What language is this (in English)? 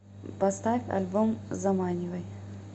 Russian